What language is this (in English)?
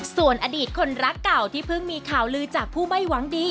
Thai